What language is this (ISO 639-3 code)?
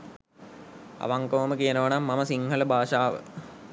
sin